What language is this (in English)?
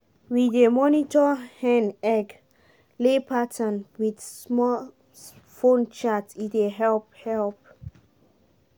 Nigerian Pidgin